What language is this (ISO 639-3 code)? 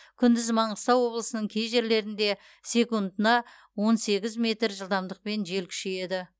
kaz